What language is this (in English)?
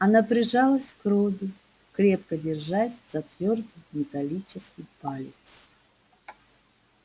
Russian